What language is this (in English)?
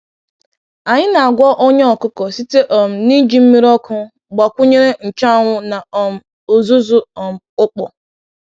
Igbo